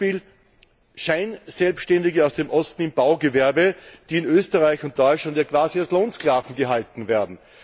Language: German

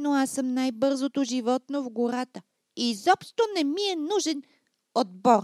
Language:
Bulgarian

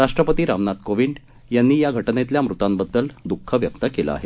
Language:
Marathi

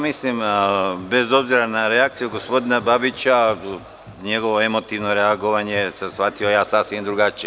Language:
Serbian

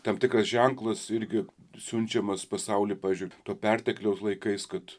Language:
Lithuanian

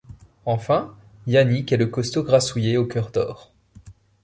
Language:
French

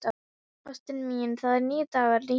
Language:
Icelandic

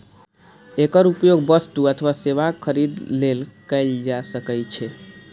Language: Maithili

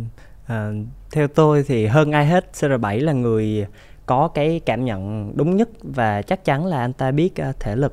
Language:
Vietnamese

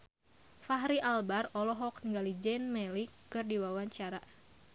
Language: Sundanese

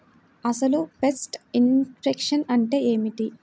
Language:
Telugu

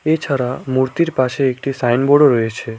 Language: Bangla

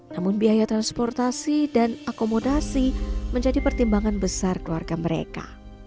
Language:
Indonesian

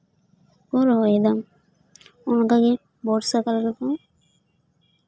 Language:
Santali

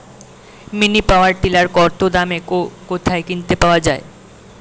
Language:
Bangla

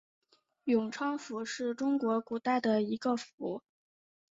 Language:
Chinese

